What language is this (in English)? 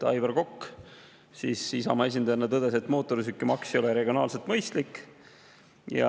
Estonian